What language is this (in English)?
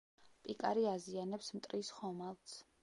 Georgian